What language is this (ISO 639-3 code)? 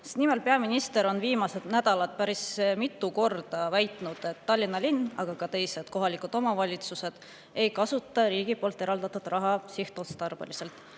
est